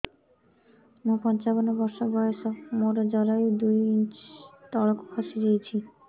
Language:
Odia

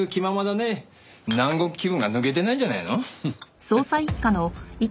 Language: Japanese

